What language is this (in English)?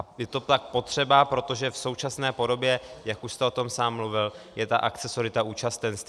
Czech